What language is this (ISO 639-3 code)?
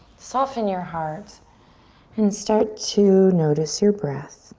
eng